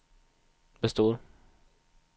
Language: Swedish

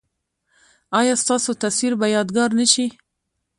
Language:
Pashto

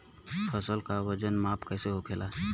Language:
Bhojpuri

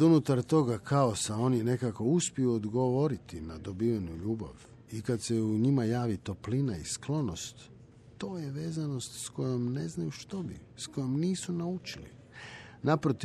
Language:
Croatian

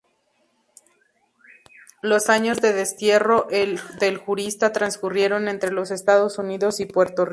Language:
Spanish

